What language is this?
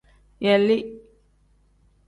Tem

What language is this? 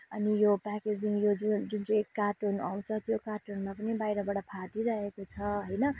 Nepali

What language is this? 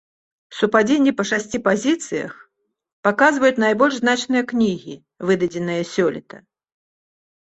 Belarusian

